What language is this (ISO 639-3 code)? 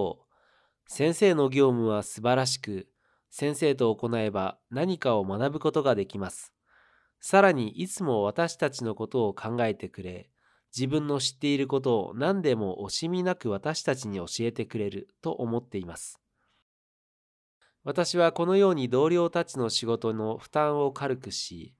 jpn